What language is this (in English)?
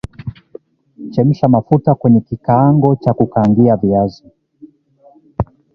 Swahili